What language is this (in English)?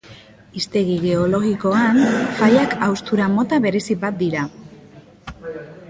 Basque